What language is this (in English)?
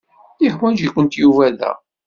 Kabyle